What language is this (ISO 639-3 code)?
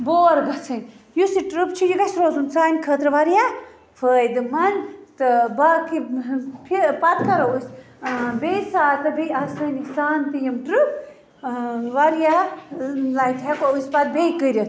kas